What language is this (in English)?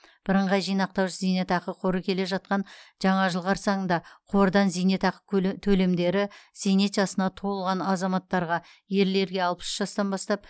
Kazakh